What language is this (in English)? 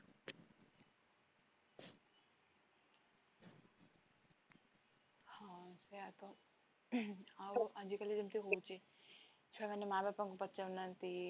Odia